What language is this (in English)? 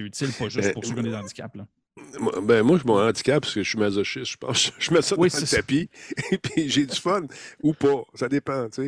French